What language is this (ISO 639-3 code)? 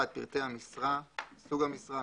heb